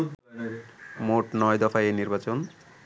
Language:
Bangla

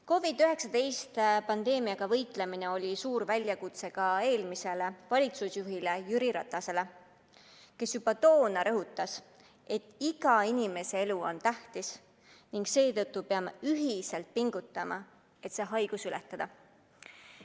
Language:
Estonian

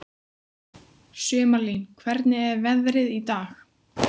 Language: Icelandic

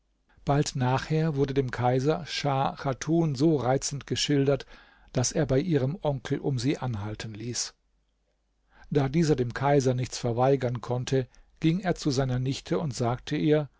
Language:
German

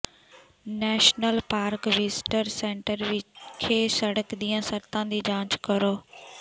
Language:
Punjabi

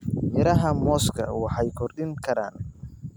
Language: Somali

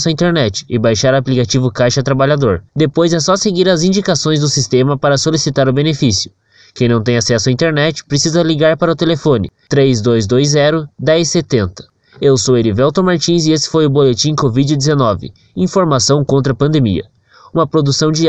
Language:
Portuguese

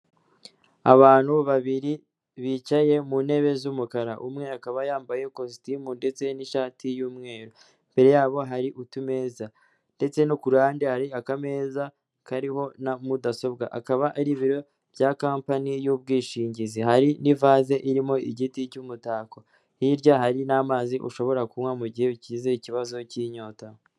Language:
Kinyarwanda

